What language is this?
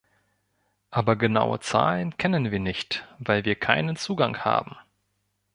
German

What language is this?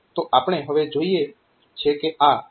Gujarati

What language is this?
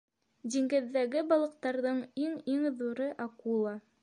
Bashkir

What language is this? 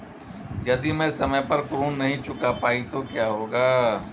Hindi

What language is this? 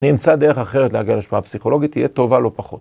Hebrew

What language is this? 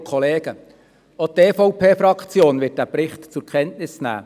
Swiss German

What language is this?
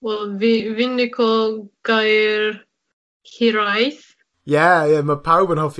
Welsh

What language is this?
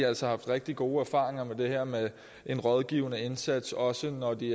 Danish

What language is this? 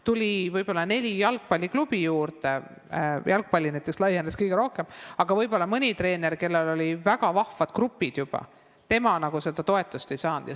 Estonian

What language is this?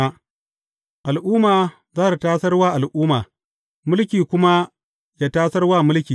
Hausa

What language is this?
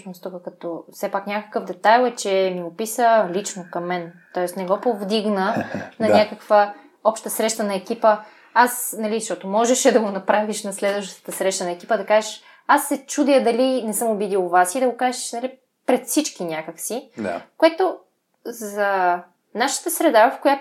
Bulgarian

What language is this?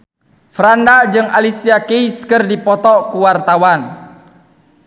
Sundanese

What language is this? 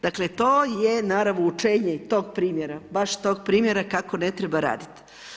Croatian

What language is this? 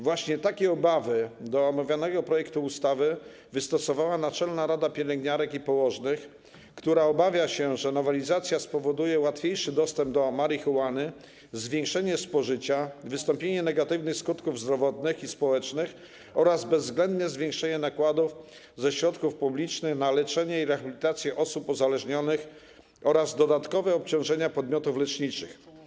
Polish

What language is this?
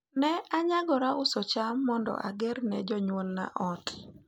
Luo (Kenya and Tanzania)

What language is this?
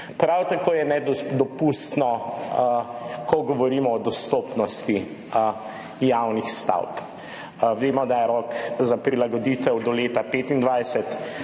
Slovenian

